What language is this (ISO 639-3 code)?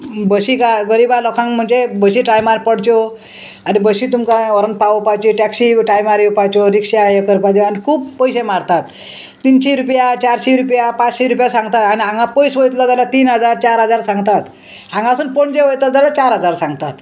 kok